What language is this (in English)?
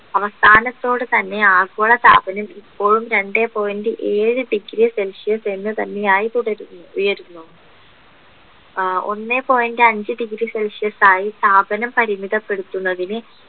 Malayalam